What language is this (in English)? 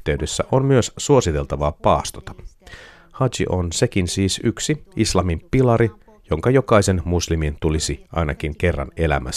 Finnish